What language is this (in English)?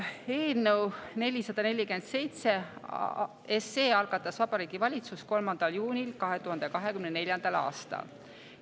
Estonian